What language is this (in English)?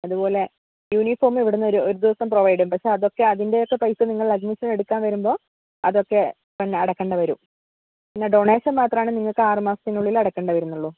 Malayalam